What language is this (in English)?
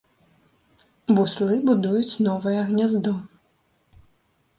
Belarusian